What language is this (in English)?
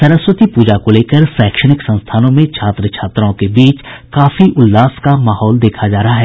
Hindi